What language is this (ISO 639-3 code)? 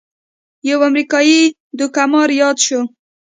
pus